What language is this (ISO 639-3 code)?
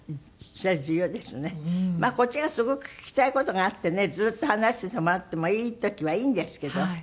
jpn